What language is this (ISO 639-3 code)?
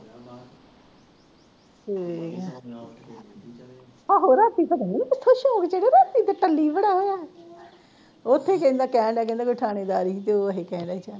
pan